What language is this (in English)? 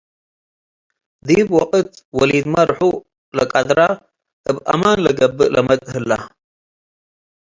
Tigre